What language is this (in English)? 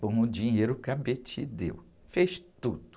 Portuguese